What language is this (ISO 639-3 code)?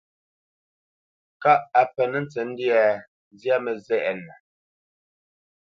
bce